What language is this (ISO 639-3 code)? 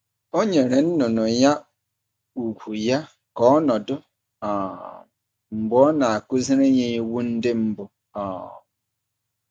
ibo